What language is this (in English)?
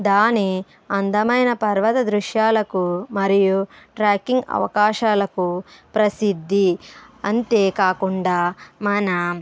Telugu